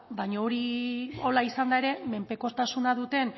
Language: Basque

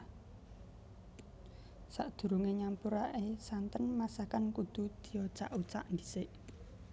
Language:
Javanese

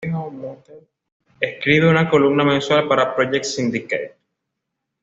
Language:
Spanish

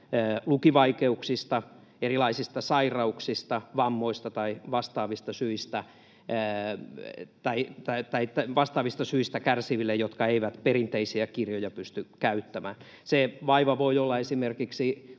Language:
Finnish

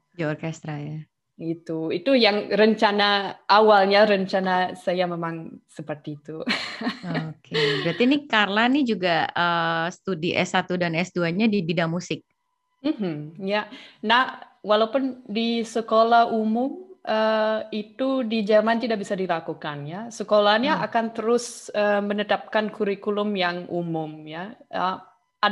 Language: Indonesian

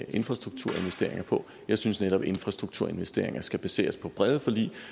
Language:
Danish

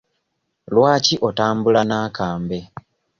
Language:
Ganda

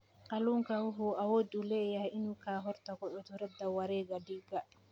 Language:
Somali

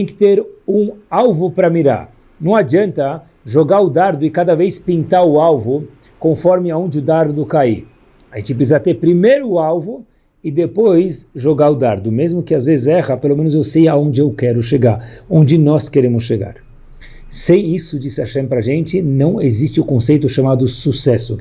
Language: Portuguese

